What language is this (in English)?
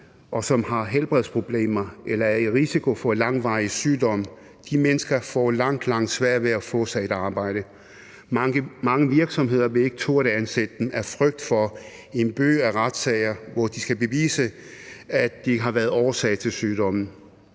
Danish